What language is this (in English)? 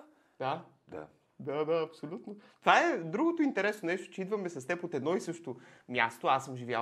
Bulgarian